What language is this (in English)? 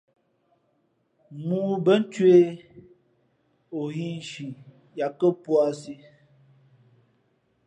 Fe'fe'